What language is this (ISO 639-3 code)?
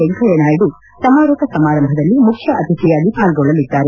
kan